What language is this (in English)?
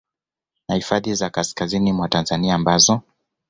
Swahili